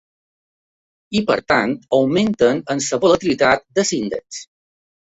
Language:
Catalan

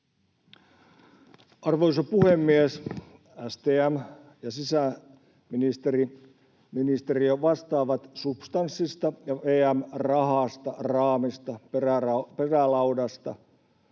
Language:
Finnish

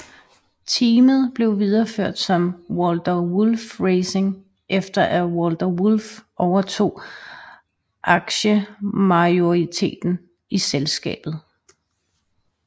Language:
Danish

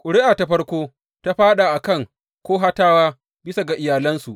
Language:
Hausa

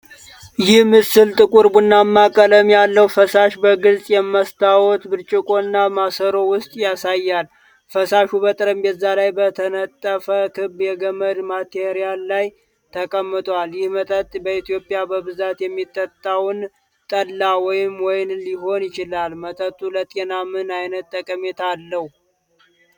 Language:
Amharic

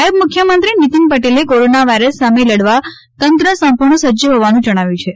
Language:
Gujarati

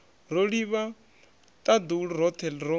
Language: Venda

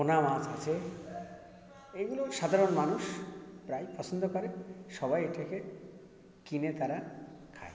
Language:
Bangla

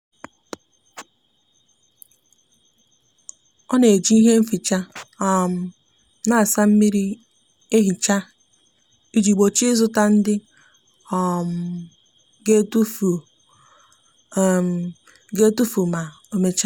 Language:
Igbo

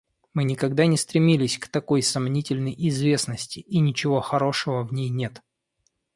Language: Russian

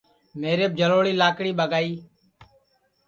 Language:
Sansi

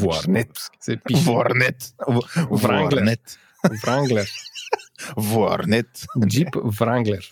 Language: Bulgarian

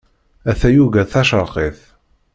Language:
Kabyle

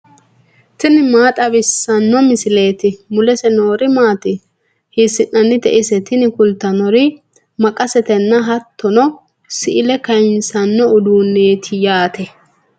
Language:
Sidamo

